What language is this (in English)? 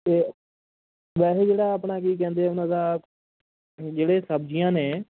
Punjabi